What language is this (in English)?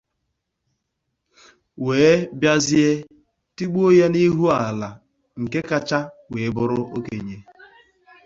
Igbo